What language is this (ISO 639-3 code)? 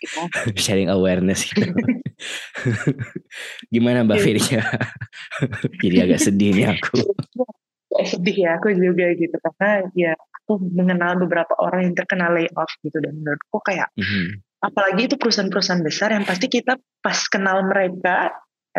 ind